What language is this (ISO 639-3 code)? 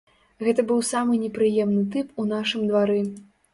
bel